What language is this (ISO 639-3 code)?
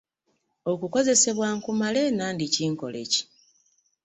lug